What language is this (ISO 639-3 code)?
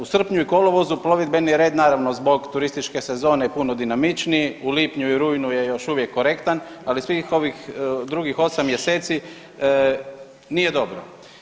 hrv